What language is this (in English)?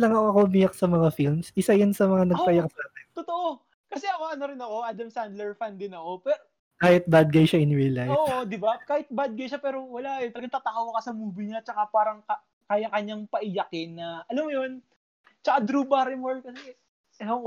Filipino